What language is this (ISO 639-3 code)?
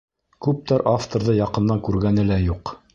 bak